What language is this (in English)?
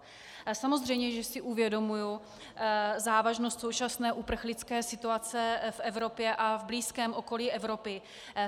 Czech